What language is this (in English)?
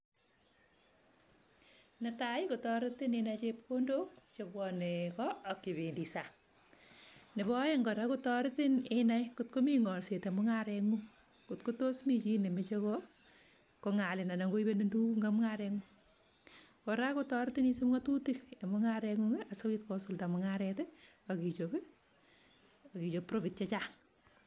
Kalenjin